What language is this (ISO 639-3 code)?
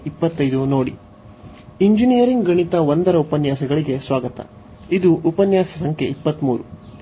kan